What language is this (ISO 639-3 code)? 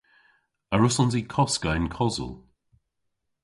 cor